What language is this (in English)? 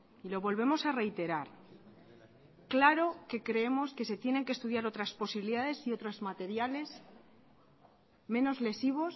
Spanish